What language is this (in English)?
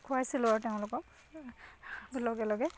Assamese